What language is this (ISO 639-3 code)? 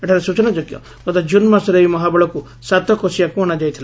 ori